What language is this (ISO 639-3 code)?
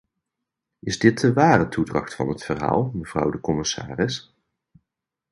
nld